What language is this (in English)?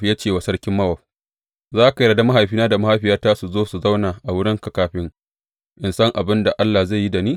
Hausa